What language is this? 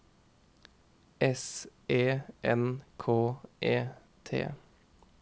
Norwegian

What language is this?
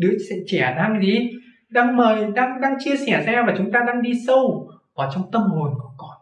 Vietnamese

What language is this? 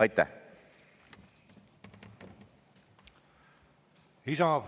Estonian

